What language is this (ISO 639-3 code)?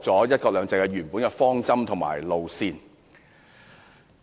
yue